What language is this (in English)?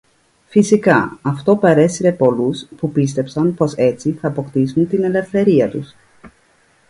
Greek